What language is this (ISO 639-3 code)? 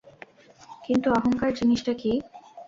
ben